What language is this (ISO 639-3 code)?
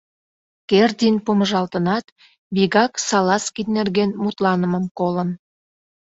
chm